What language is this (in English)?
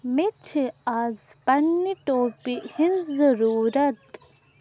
Kashmiri